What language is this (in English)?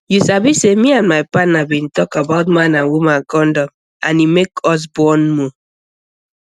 Nigerian Pidgin